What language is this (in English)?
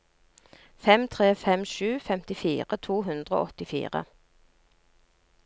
Norwegian